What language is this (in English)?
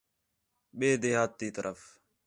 Khetrani